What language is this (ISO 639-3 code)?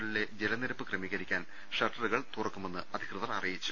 mal